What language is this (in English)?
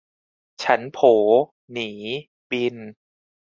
Thai